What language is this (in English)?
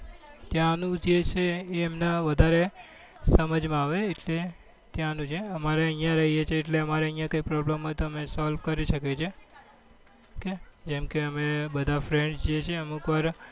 Gujarati